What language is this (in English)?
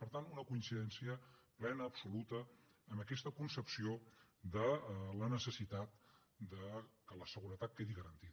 Catalan